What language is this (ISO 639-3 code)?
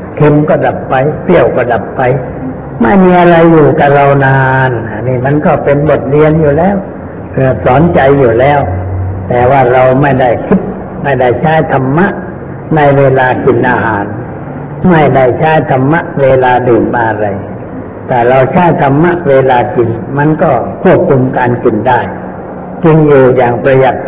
tha